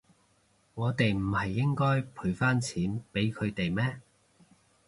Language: Cantonese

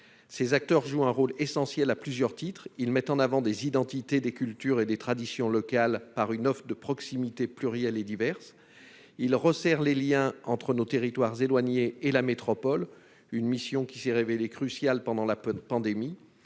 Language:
French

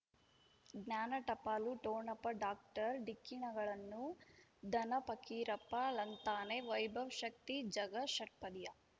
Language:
Kannada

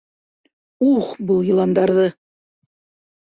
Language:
Bashkir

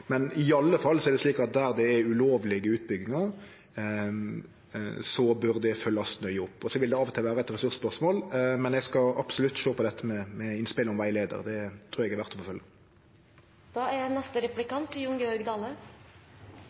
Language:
Norwegian Nynorsk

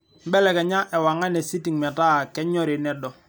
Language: Masai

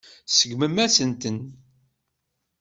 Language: Kabyle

